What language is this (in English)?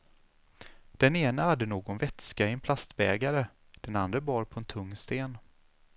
Swedish